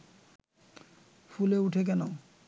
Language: Bangla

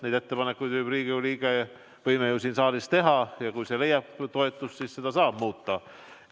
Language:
Estonian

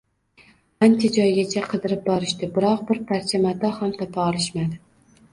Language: Uzbek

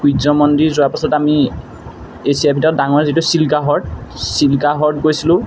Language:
Assamese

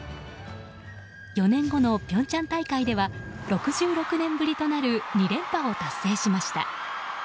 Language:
Japanese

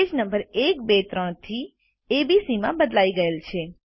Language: Gujarati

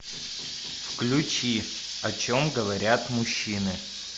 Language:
Russian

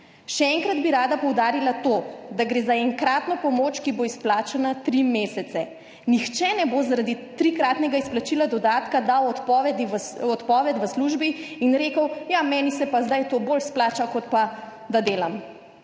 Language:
Slovenian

